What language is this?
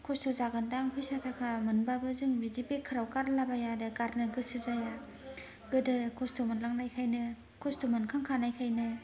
Bodo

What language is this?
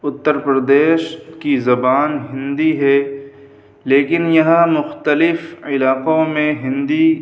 Urdu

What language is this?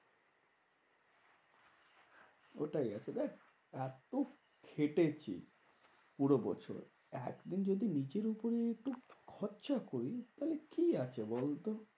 Bangla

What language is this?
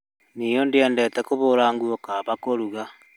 Kikuyu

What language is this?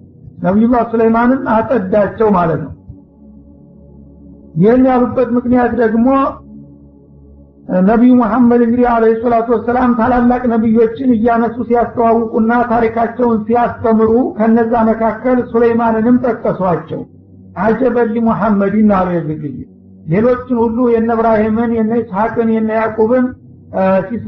Arabic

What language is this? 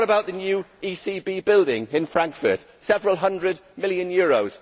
English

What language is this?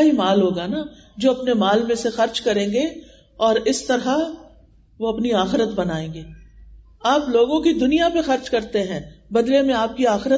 Urdu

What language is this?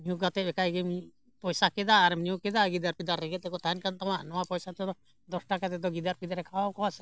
Santali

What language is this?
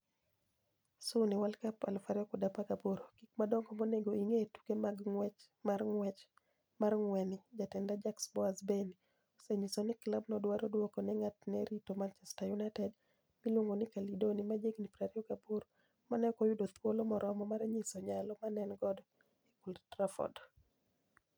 Luo (Kenya and Tanzania)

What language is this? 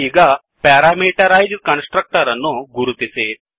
Kannada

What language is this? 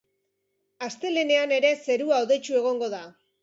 Basque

